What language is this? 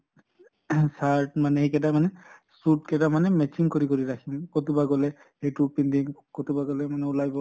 Assamese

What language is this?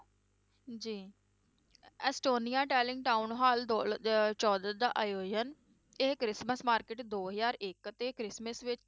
Punjabi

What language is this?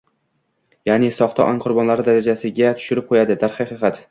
Uzbek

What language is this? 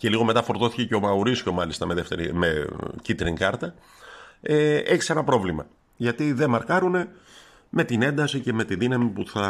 Greek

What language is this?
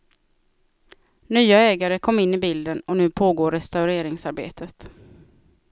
Swedish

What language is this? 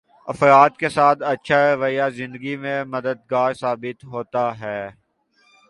Urdu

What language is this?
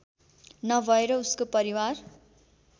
Nepali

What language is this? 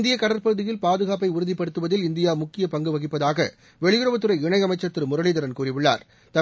Tamil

